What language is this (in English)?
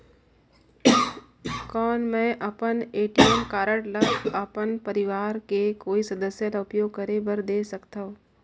Chhattisgarhi